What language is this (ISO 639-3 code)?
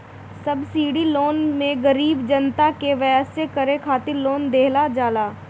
bho